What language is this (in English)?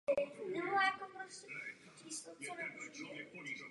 Czech